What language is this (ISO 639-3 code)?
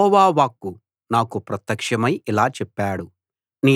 tel